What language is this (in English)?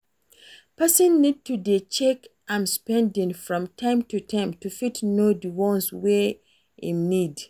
Nigerian Pidgin